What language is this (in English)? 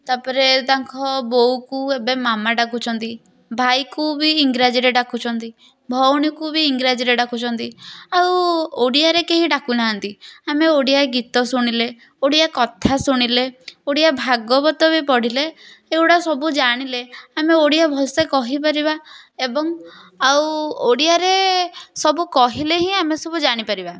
Odia